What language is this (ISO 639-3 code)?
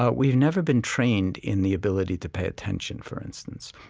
eng